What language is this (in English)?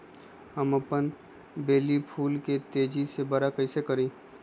Magahi